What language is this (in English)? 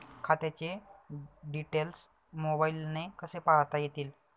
Marathi